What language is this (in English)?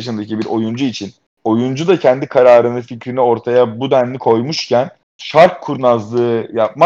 Turkish